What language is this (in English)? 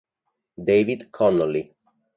Italian